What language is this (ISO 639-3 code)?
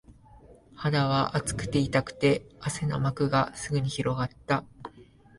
jpn